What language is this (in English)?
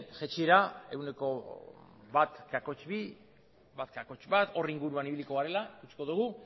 Basque